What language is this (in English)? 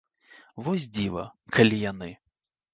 Belarusian